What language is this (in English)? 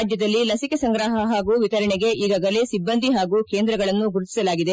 Kannada